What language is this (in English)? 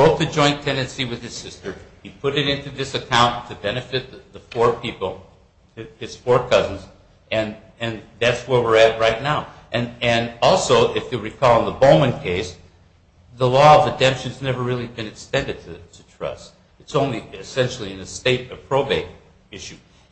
English